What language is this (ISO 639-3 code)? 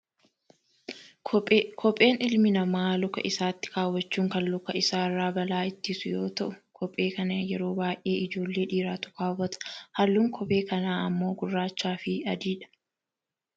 orm